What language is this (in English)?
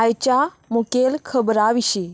Konkani